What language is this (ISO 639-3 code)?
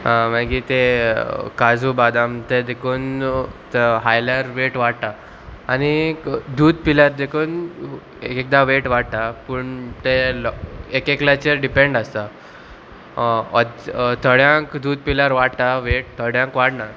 kok